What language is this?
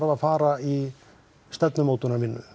Icelandic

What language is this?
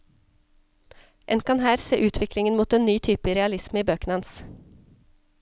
Norwegian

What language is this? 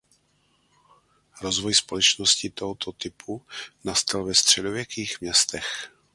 Czech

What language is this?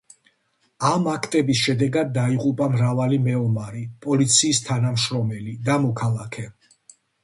Georgian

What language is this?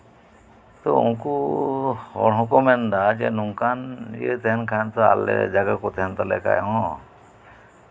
Santali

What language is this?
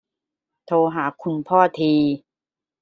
Thai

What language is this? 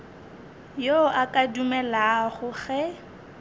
Northern Sotho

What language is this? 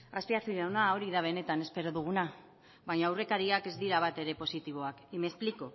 Basque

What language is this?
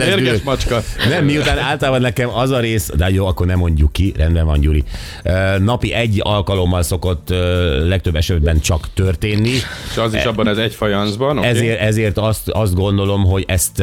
Hungarian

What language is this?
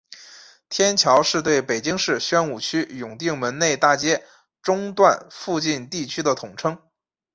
Chinese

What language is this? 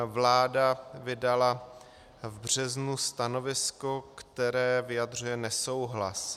Czech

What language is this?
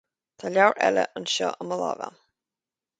Irish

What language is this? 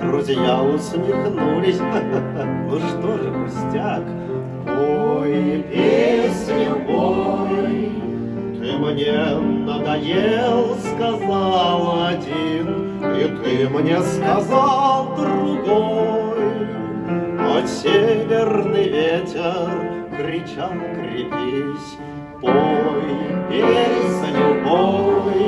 Russian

